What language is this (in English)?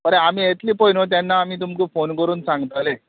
Konkani